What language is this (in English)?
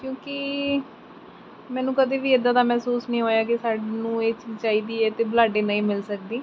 Punjabi